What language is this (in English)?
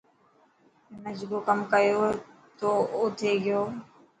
Dhatki